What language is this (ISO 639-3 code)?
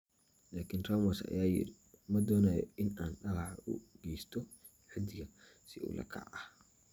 som